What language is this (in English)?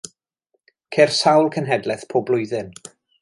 Welsh